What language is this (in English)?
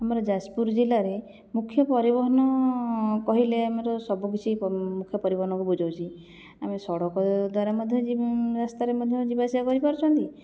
Odia